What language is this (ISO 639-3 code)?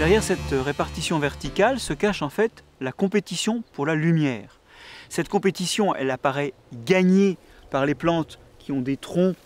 fra